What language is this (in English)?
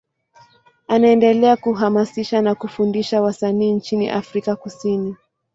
Swahili